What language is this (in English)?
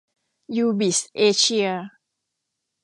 Thai